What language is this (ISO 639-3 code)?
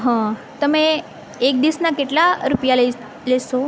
guj